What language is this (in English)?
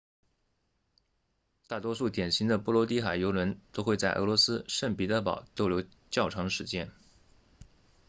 Chinese